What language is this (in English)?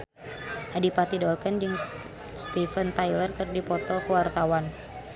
Sundanese